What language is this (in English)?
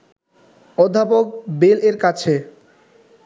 Bangla